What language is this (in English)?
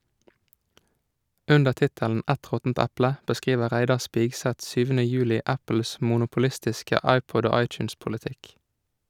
Norwegian